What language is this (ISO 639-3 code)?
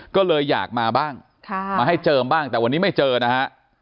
tha